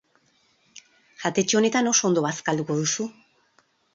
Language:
Basque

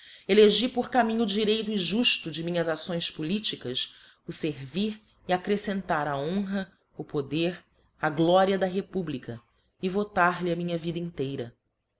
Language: Portuguese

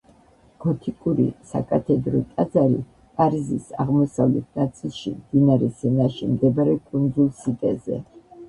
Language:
Georgian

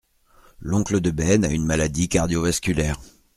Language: French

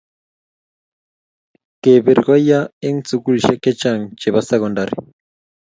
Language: Kalenjin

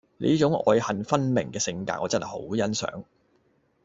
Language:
Cantonese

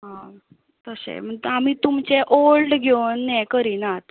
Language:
Konkani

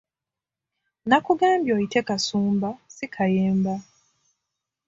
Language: Ganda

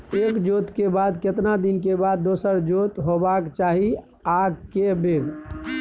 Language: Maithili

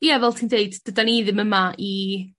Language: Welsh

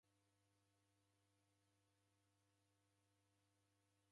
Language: Taita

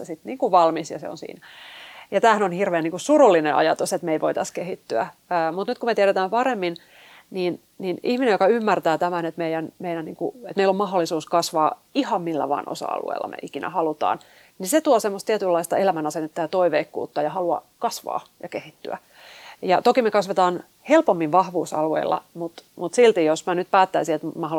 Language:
Finnish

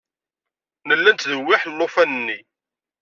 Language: Kabyle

